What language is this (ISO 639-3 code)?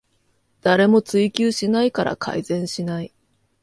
jpn